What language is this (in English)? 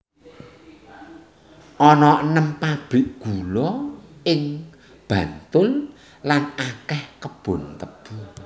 Javanese